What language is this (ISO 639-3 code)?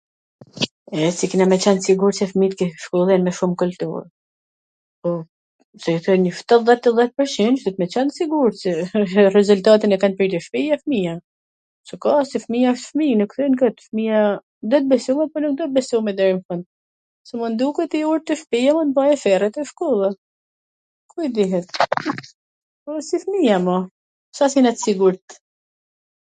aln